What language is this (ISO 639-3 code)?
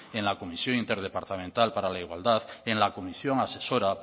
spa